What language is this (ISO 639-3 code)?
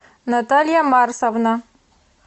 rus